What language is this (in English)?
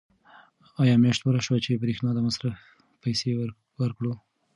Pashto